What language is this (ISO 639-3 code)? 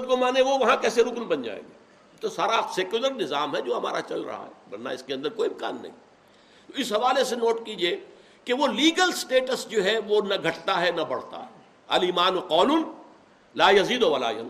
urd